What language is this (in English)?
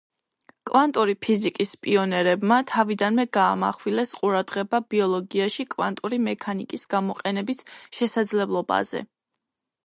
Georgian